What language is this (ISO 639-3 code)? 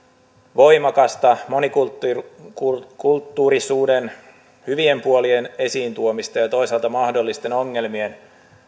fin